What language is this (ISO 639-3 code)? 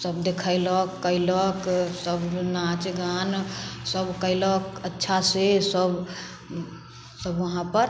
mai